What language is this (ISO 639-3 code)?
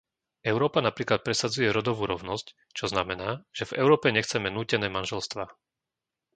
slk